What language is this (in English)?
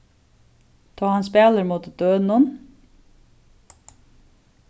Faroese